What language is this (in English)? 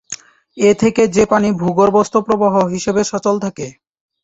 Bangla